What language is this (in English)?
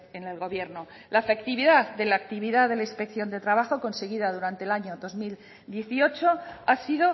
Spanish